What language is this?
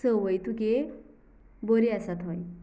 Konkani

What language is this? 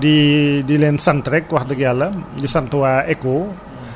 Wolof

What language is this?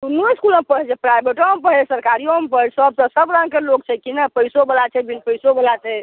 Maithili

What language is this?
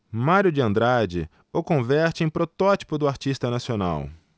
Portuguese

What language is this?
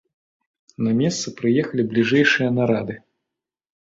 Belarusian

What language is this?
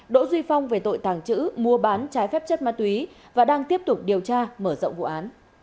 Vietnamese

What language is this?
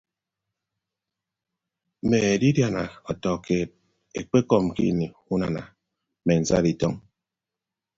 Ibibio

